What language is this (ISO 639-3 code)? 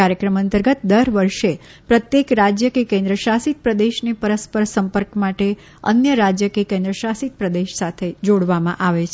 guj